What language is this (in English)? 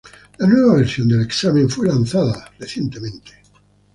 Spanish